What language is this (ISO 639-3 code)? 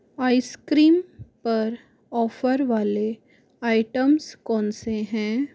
hin